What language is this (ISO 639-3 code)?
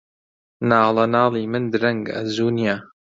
ckb